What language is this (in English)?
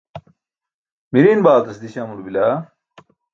Burushaski